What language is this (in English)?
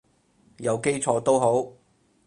Cantonese